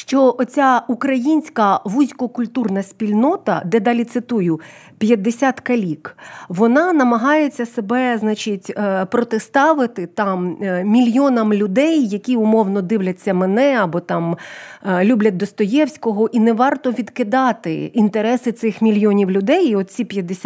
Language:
Ukrainian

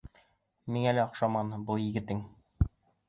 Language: Bashkir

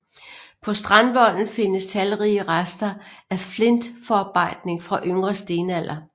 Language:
Danish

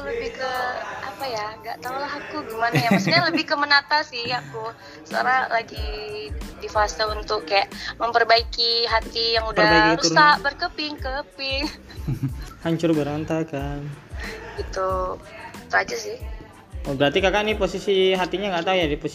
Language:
Indonesian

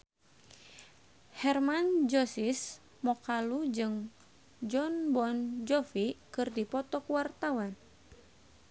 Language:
Sundanese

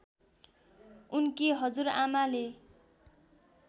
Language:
Nepali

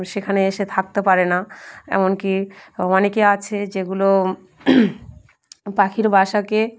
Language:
Bangla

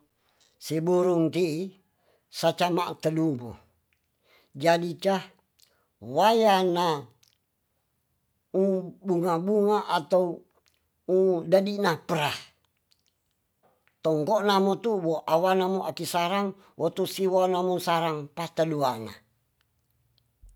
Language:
Tonsea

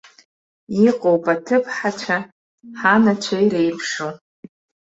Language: Abkhazian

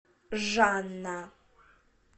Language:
Russian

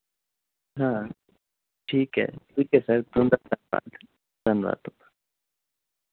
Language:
Dogri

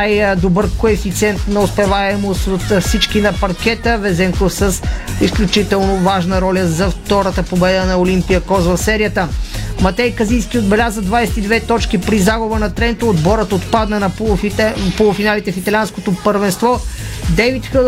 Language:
Bulgarian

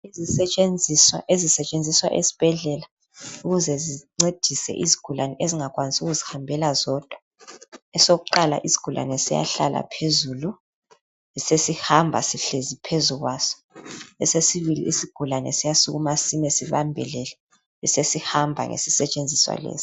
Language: North Ndebele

